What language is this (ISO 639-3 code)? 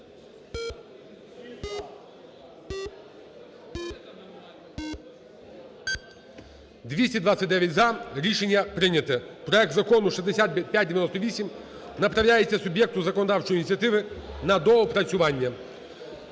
ukr